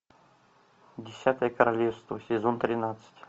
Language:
Russian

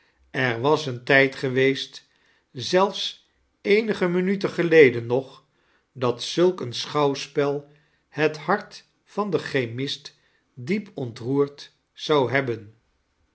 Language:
Dutch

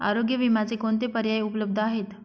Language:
Marathi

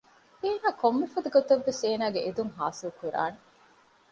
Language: Divehi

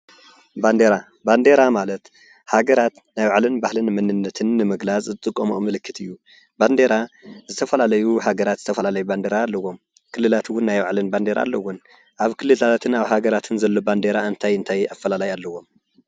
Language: Tigrinya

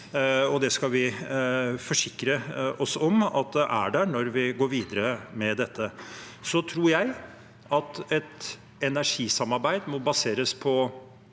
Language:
Norwegian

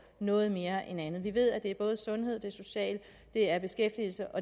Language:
Danish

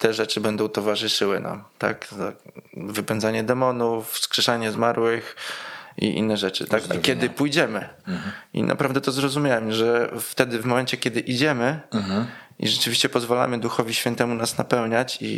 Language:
Polish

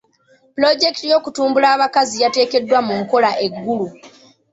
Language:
Ganda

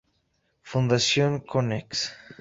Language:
Spanish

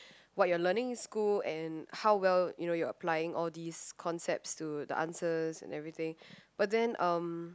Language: English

